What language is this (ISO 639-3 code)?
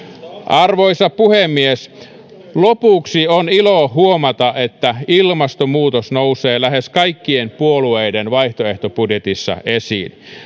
fin